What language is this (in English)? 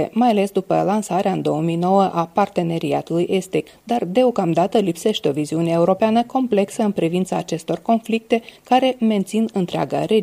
Romanian